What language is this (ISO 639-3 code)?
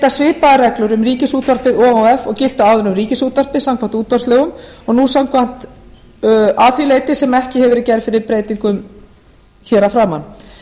isl